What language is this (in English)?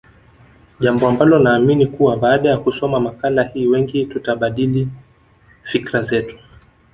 Swahili